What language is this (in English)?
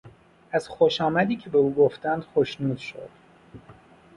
Persian